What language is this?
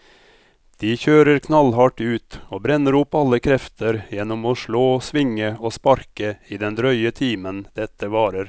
Norwegian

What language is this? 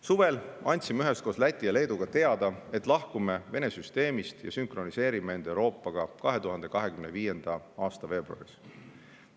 Estonian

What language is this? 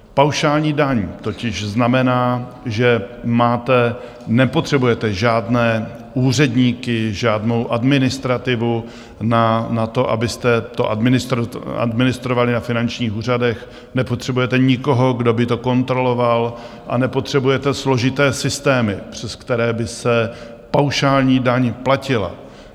Czech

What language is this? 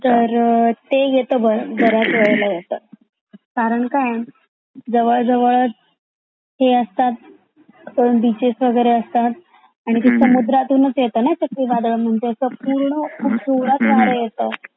Marathi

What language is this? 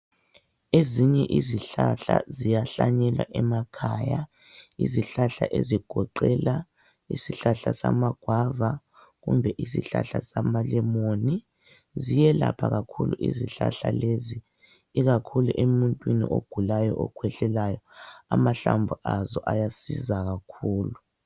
North Ndebele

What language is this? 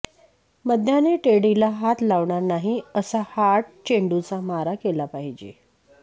Marathi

